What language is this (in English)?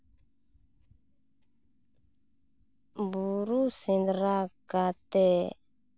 Santali